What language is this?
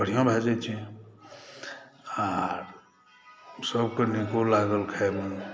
Maithili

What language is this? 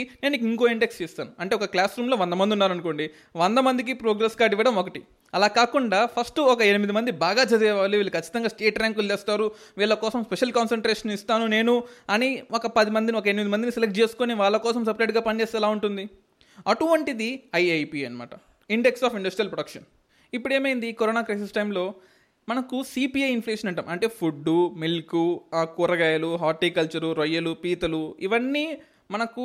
Telugu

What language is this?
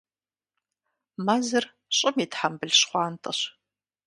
Kabardian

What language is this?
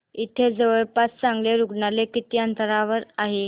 Marathi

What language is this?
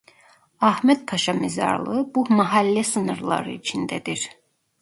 Turkish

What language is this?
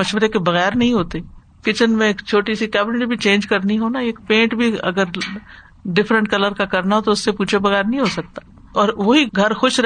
Urdu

